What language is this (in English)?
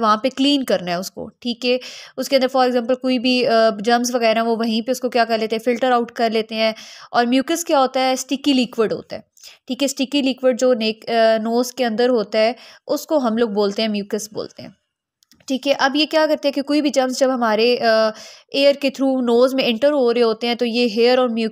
Hindi